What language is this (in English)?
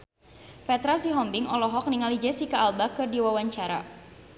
Sundanese